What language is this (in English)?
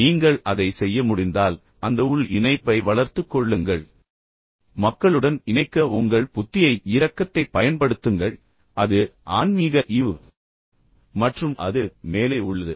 Tamil